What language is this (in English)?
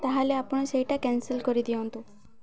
Odia